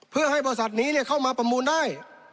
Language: Thai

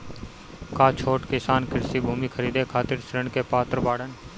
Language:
Bhojpuri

